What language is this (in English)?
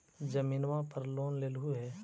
Magahi